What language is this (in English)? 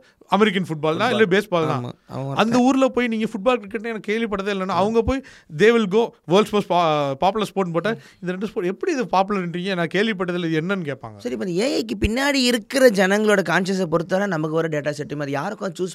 Tamil